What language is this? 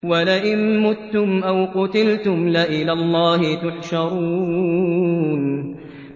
Arabic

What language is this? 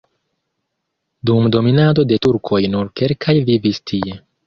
Esperanto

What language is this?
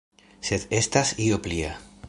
Esperanto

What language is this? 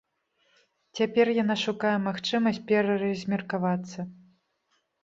Belarusian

